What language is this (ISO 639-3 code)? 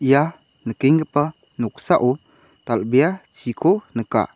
grt